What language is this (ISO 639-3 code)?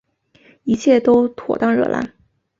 zho